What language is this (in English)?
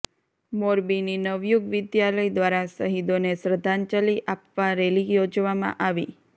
Gujarati